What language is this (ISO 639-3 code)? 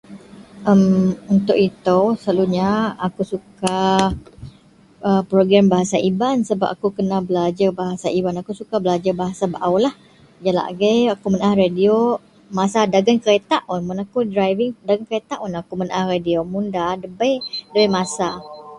mel